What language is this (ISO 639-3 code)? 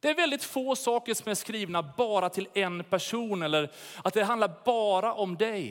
swe